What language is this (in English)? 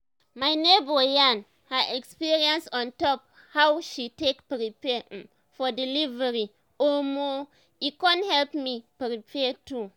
Nigerian Pidgin